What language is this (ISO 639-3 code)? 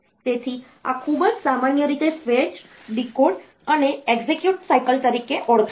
guj